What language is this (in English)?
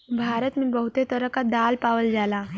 Bhojpuri